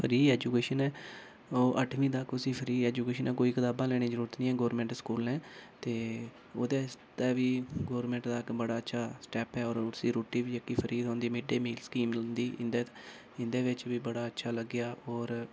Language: Dogri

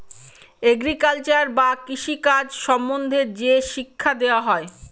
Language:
Bangla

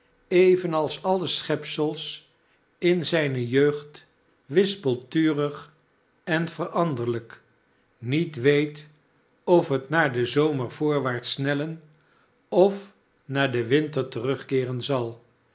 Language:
Dutch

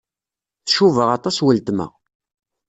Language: Kabyle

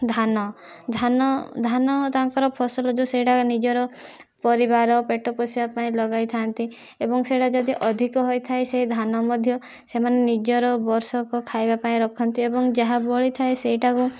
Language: Odia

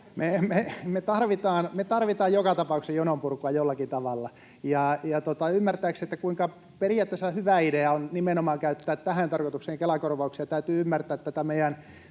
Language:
Finnish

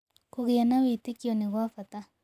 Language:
Kikuyu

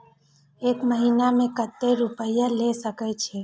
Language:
Maithili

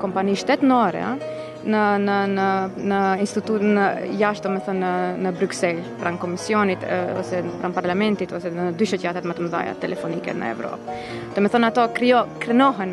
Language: Romanian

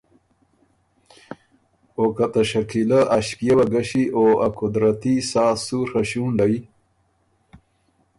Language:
Ormuri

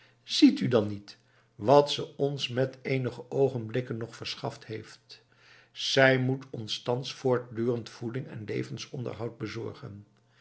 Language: Dutch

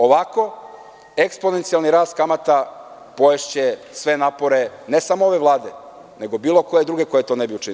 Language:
Serbian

